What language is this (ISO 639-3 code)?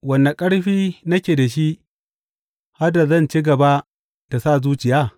hau